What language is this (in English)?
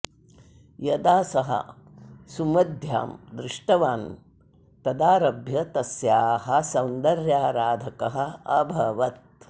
Sanskrit